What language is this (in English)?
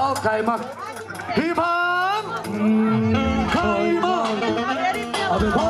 Turkish